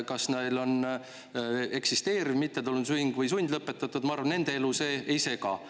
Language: Estonian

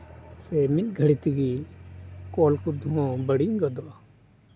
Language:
Santali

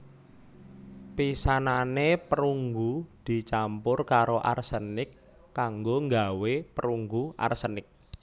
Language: Javanese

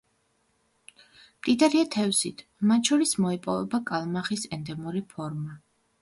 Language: Georgian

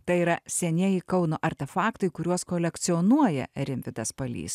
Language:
Lithuanian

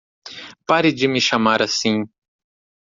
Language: Portuguese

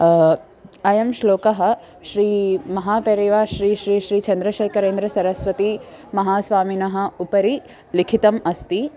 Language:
Sanskrit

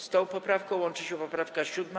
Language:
Polish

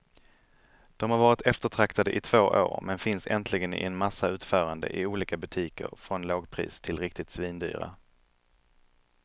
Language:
Swedish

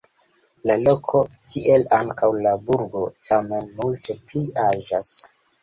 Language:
Esperanto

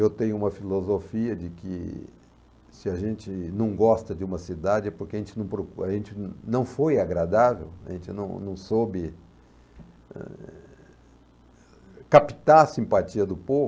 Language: Portuguese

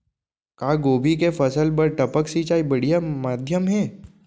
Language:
Chhattisgarhi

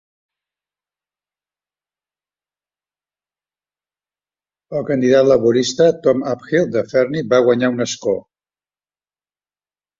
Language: Catalan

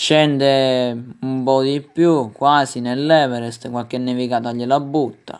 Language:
Italian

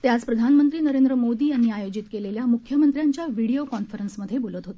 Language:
Marathi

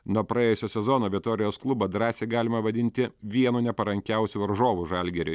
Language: Lithuanian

